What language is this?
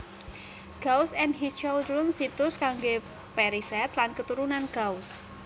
Javanese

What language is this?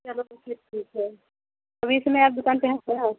Hindi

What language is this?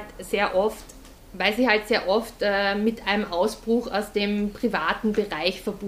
German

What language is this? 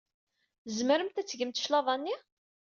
Kabyle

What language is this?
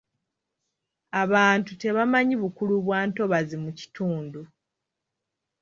Ganda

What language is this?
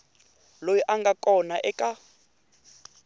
Tsonga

